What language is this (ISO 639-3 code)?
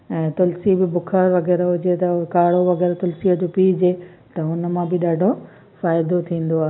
snd